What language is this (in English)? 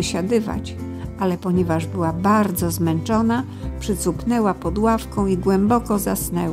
Polish